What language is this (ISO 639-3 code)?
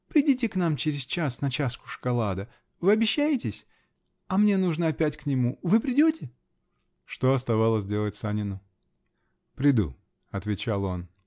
rus